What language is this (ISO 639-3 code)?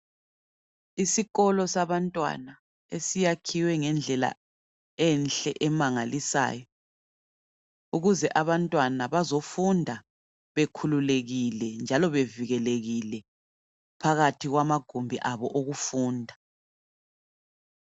nde